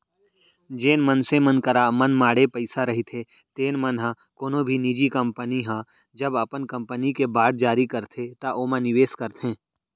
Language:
Chhattisgarhi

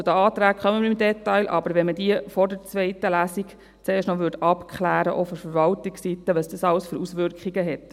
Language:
Swiss German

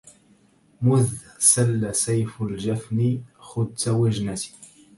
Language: Arabic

